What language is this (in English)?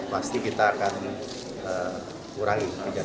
Indonesian